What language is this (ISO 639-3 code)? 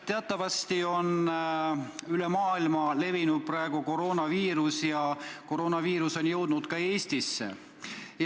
est